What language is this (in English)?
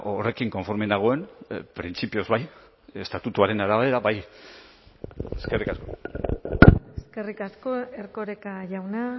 Basque